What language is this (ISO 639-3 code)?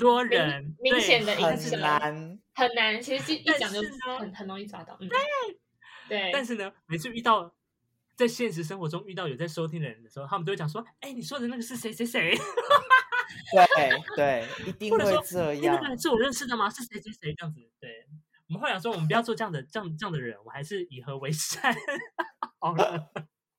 zho